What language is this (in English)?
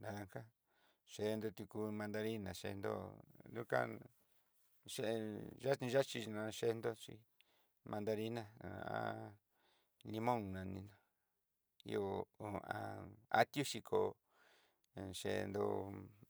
Southeastern Nochixtlán Mixtec